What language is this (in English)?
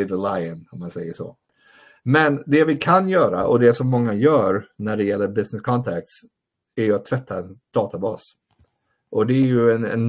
Swedish